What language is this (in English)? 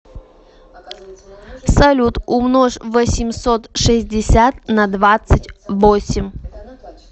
Russian